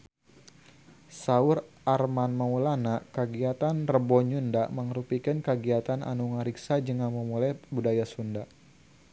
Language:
Sundanese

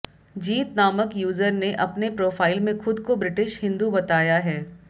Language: Hindi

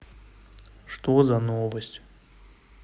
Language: Russian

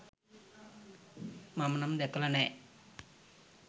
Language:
Sinhala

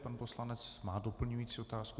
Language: Czech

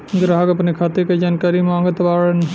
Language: Bhojpuri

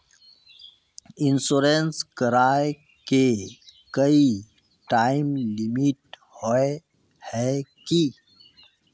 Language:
Magahi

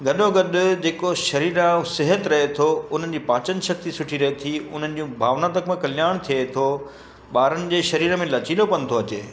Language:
Sindhi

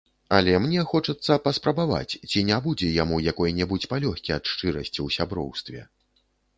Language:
Belarusian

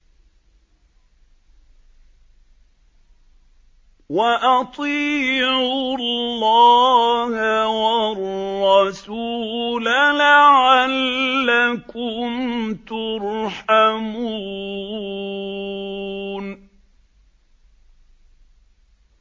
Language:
Arabic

